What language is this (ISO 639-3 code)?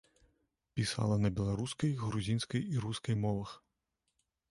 bel